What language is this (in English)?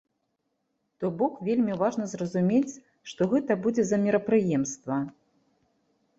Belarusian